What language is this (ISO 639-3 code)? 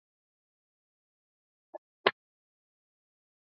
swa